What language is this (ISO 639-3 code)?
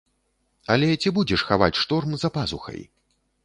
bel